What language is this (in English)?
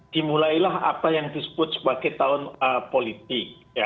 Indonesian